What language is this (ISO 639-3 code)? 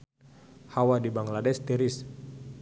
sun